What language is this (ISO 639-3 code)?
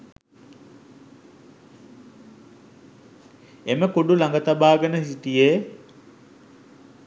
sin